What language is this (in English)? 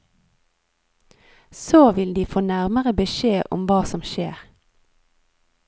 Norwegian